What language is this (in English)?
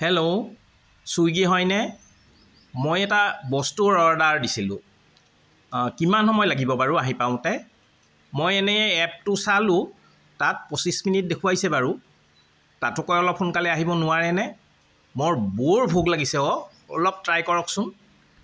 Assamese